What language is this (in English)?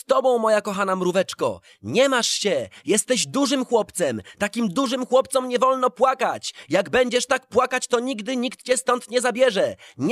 Polish